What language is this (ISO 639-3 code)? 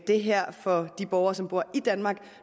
dan